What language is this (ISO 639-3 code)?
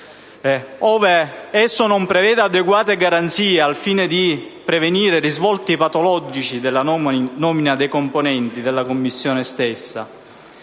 ita